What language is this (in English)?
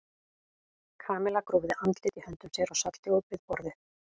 Icelandic